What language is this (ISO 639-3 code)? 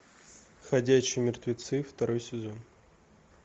rus